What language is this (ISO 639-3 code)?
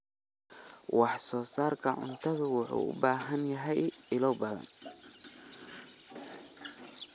som